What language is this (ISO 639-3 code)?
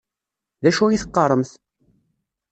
kab